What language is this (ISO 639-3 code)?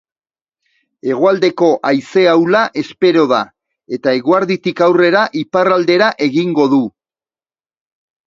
eus